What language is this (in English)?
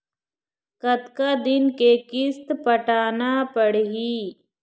Chhattisgarhi